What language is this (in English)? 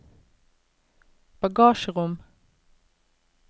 Norwegian